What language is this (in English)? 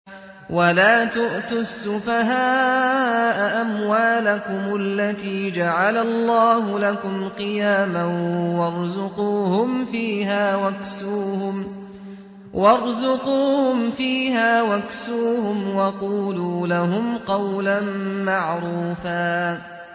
Arabic